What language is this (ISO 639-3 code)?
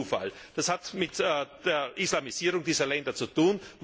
deu